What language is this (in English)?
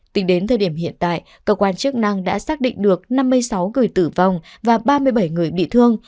Vietnamese